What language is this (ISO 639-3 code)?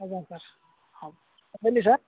ori